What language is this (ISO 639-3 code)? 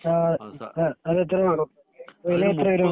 mal